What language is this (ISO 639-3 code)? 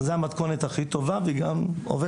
heb